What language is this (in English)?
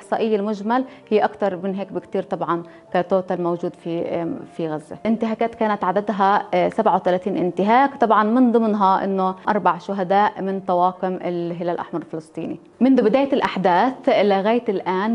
Arabic